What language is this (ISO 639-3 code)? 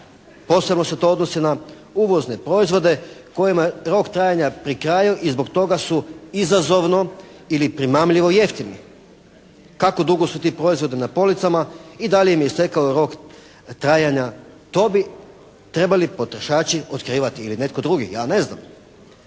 hrv